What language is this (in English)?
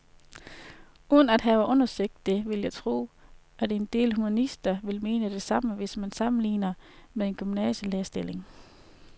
Danish